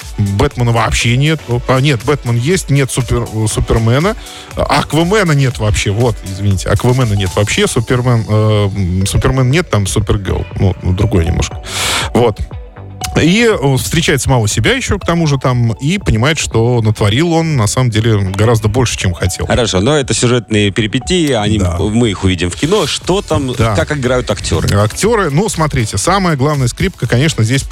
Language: Russian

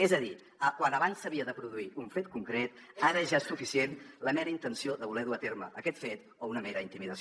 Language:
Catalan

